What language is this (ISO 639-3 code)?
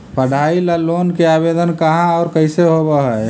mag